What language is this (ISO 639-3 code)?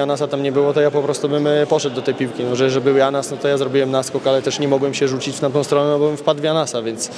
pol